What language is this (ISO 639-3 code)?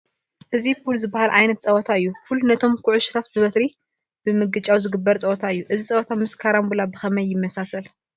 tir